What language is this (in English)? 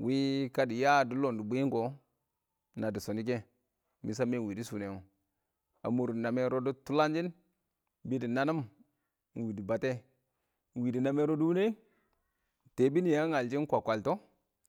Awak